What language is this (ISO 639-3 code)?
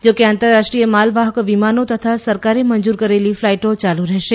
guj